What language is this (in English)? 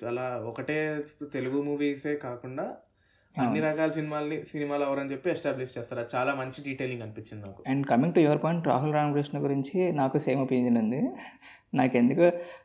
Telugu